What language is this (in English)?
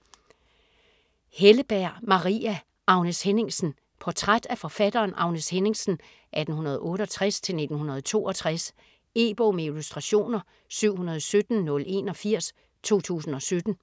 Danish